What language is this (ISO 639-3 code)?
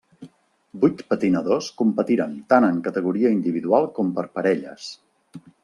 cat